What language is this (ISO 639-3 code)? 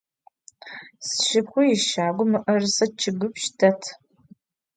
ady